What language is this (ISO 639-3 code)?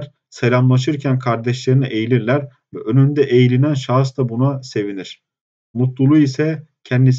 tur